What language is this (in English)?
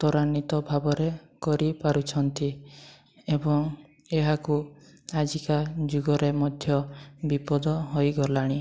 Odia